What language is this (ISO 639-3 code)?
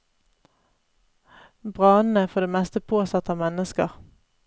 nor